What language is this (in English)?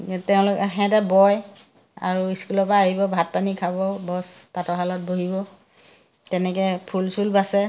Assamese